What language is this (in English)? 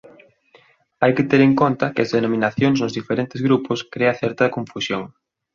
Galician